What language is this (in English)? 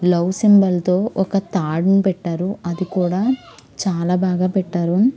Telugu